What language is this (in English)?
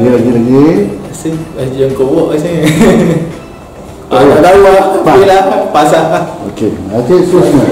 Malay